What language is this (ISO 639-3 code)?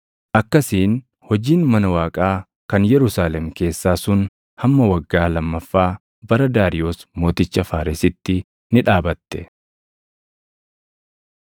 orm